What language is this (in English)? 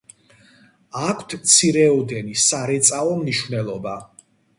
Georgian